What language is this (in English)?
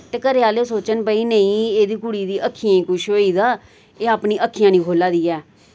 Dogri